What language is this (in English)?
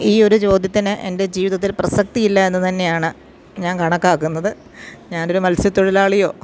Malayalam